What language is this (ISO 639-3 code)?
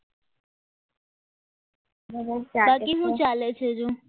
guj